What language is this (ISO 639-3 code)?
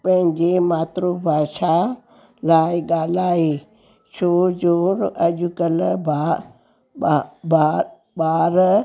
snd